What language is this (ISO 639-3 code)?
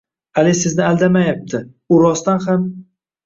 uzb